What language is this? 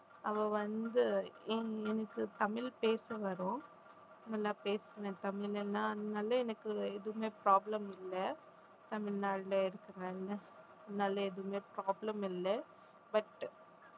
Tamil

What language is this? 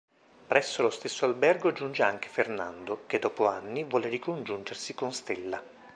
Italian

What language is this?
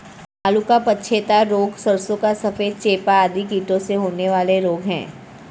Hindi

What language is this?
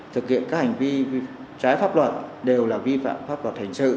Vietnamese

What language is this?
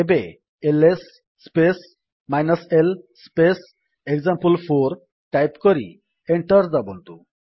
Odia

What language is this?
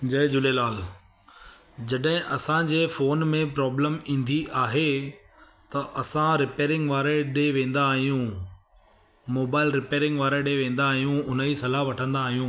Sindhi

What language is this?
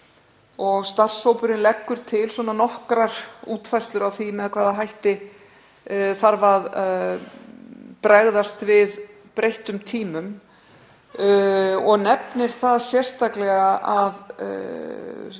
Icelandic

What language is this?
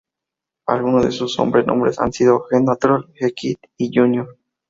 Spanish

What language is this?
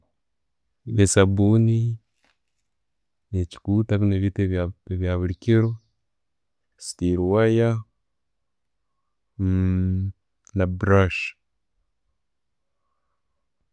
Tooro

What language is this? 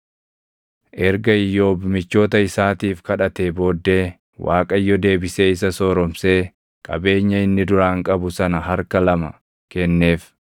Oromo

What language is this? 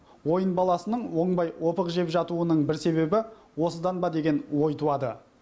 Kazakh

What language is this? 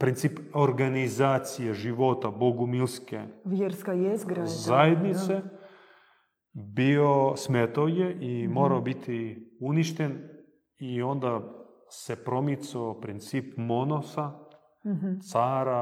Croatian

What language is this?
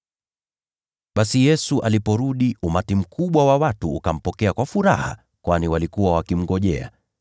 Swahili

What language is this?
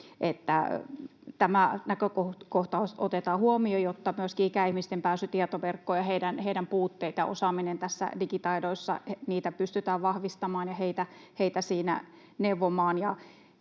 Finnish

